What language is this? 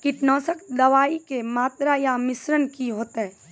Maithili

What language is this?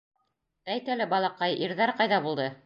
Bashkir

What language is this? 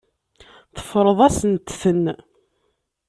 Kabyle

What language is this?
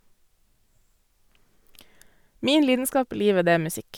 Norwegian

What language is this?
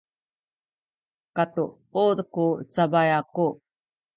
Sakizaya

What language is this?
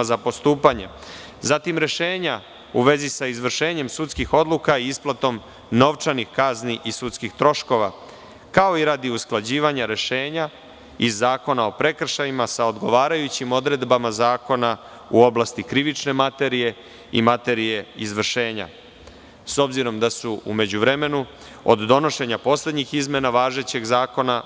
Serbian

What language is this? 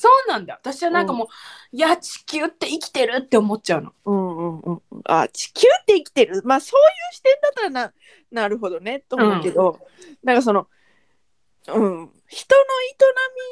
Japanese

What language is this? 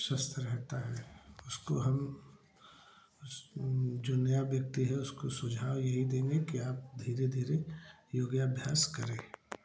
Hindi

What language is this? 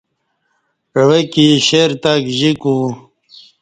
Kati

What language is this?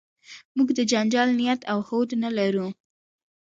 Pashto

